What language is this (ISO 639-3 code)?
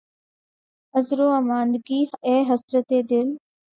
urd